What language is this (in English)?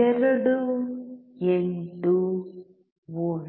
Kannada